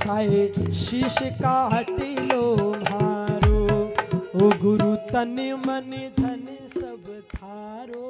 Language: Hindi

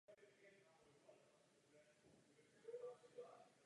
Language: Czech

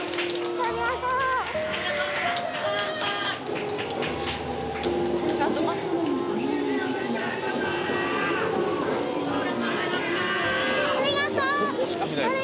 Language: Japanese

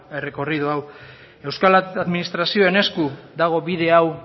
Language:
Basque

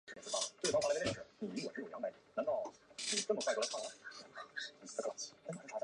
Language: Chinese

